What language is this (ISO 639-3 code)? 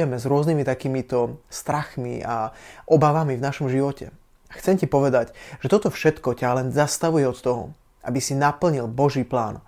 slk